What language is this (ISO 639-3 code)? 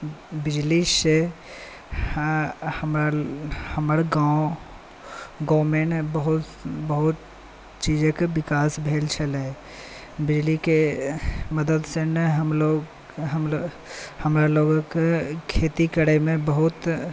mai